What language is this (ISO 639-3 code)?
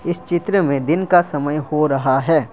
hin